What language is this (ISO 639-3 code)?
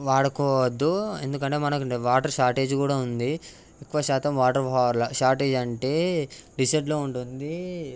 tel